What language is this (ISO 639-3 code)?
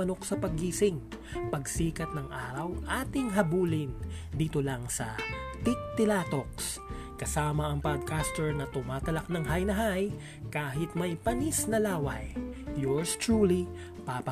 fil